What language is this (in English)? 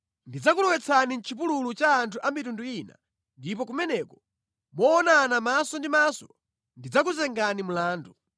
Nyanja